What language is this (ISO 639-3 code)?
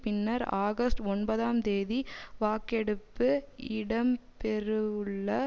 tam